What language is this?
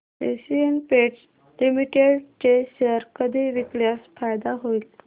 Marathi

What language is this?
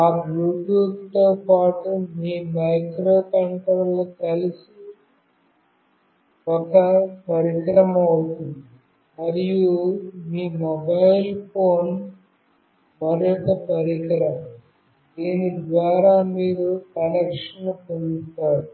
Telugu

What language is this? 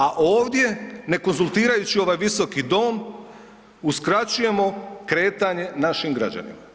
Croatian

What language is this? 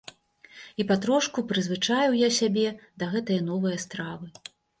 Belarusian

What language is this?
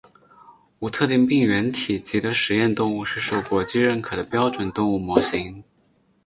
Chinese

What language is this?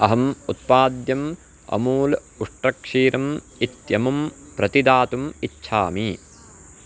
Sanskrit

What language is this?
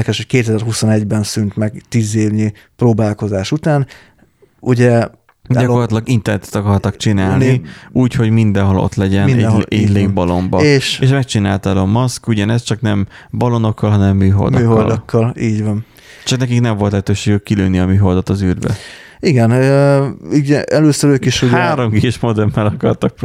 Hungarian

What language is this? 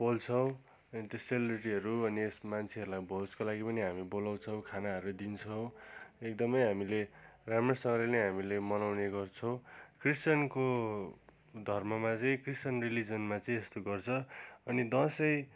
Nepali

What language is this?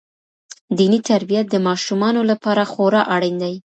Pashto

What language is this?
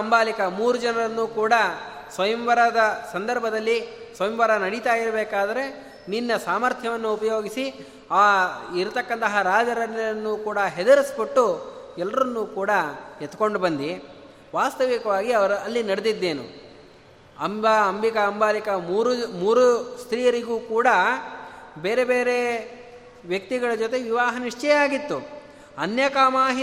Kannada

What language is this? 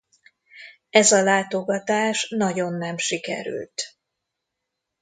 Hungarian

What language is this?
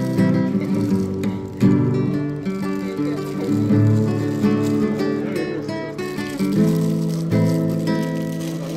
Polish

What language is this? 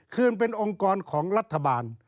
Thai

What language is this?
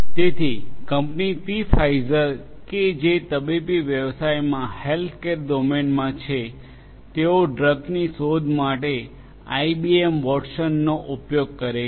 Gujarati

